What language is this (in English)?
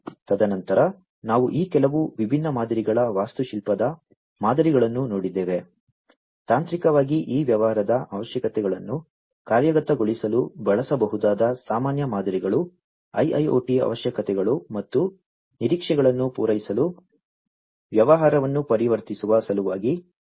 Kannada